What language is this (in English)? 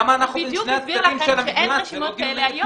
Hebrew